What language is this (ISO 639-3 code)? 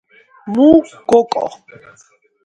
kat